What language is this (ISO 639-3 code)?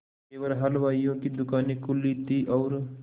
hin